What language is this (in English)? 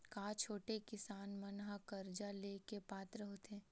Chhattisgarhi